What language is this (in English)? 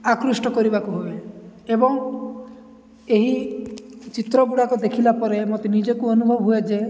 Odia